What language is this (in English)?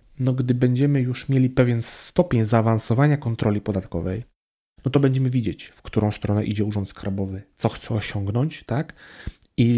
Polish